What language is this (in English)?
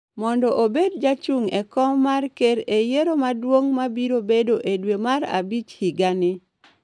Luo (Kenya and Tanzania)